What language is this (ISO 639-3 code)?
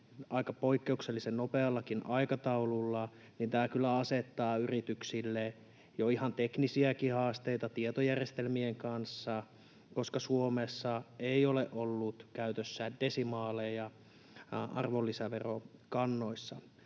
fin